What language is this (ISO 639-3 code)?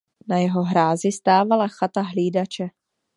ces